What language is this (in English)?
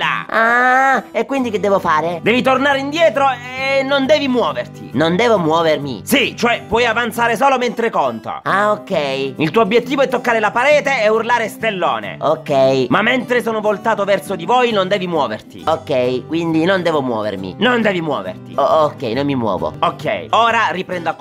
Italian